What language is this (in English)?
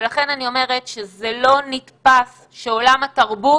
Hebrew